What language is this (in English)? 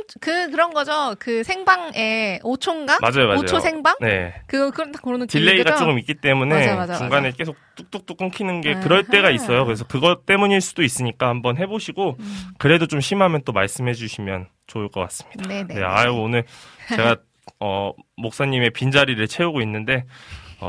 Korean